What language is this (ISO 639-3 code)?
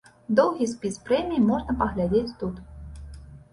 bel